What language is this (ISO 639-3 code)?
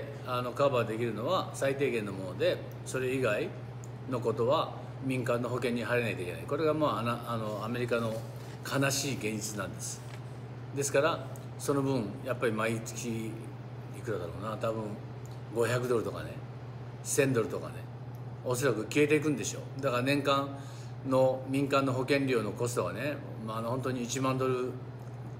jpn